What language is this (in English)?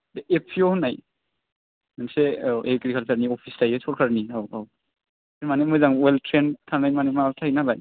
Bodo